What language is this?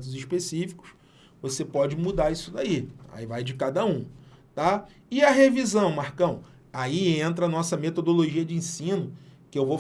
Portuguese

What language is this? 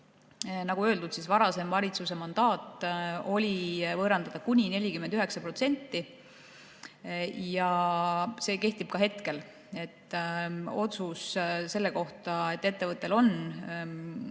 Estonian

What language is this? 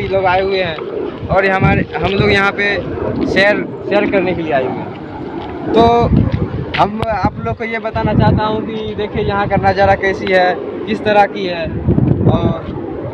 Hindi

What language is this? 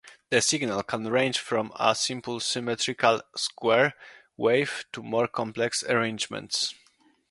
English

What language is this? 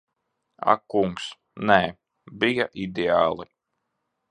Latvian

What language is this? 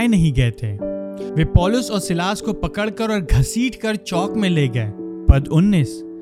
Hindi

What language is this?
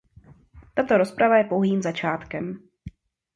Czech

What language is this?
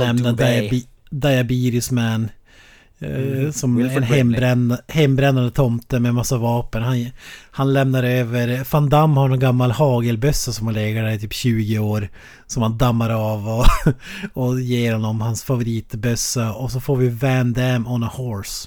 Swedish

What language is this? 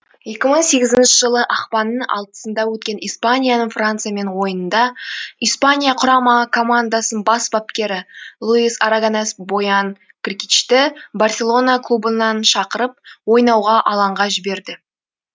Kazakh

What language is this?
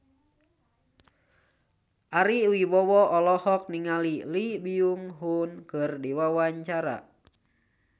Sundanese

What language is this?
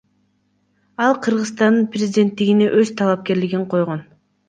Kyrgyz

